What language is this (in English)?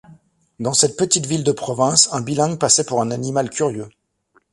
French